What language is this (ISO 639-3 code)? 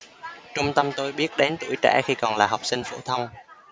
vie